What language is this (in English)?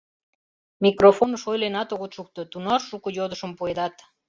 Mari